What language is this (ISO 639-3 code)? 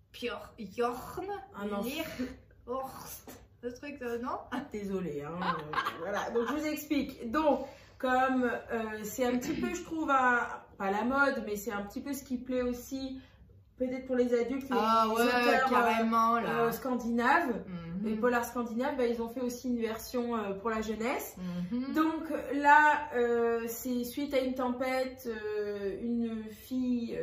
fra